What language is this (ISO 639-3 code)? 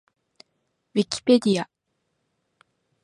jpn